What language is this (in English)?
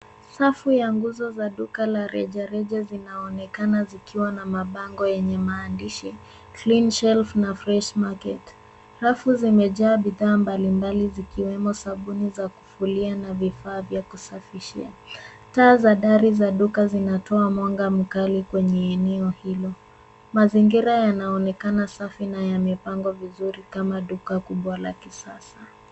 Swahili